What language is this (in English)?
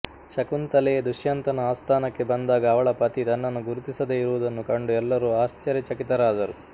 Kannada